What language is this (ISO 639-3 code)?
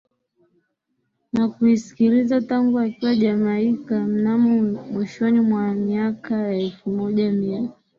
swa